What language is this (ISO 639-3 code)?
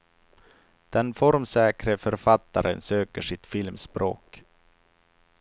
swe